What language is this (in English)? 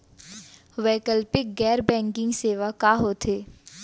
Chhattisgarhi